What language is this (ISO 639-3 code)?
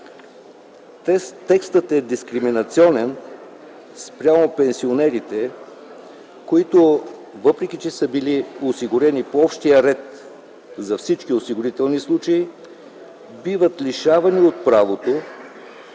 bul